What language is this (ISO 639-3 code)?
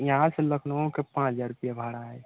hin